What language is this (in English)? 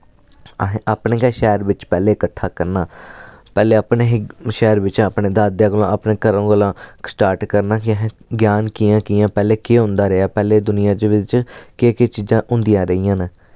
Dogri